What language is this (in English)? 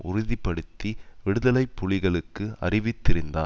Tamil